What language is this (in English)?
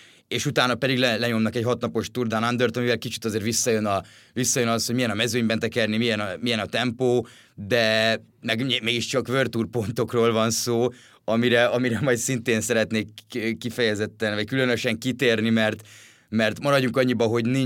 Hungarian